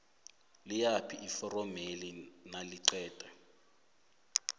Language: South Ndebele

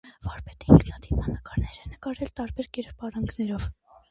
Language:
Armenian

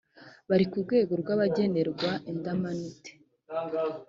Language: Kinyarwanda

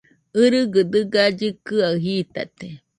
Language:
Nüpode Huitoto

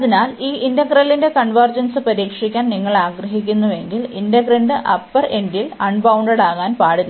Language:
Malayalam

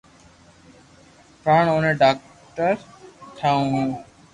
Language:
Loarki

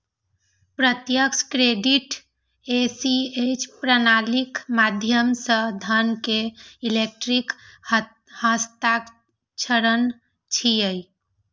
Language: Maithili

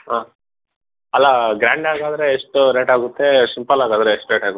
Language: Kannada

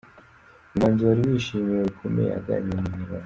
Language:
Kinyarwanda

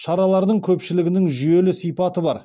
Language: Kazakh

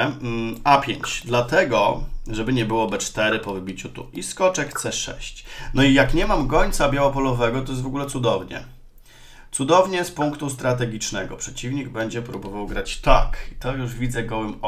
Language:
Polish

